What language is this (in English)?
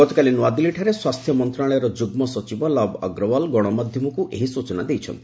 Odia